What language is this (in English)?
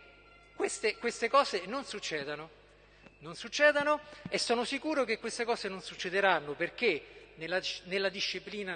Italian